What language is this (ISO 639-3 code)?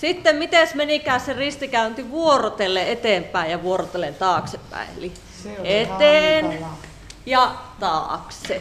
fin